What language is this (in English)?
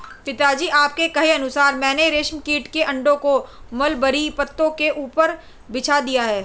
Hindi